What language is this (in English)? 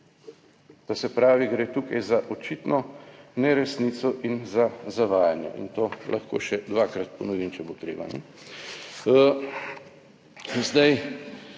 Slovenian